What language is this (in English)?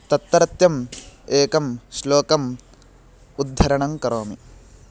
Sanskrit